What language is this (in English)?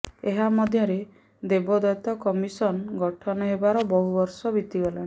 Odia